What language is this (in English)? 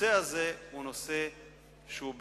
Hebrew